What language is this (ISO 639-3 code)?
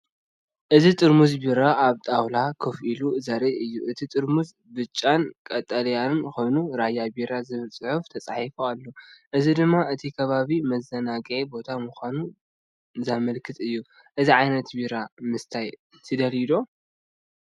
tir